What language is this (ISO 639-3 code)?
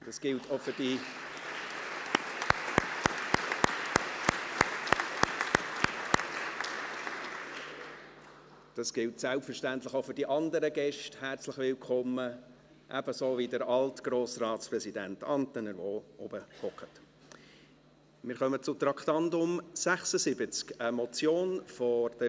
gsw